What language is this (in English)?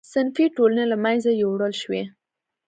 Pashto